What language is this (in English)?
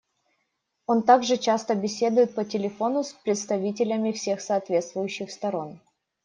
Russian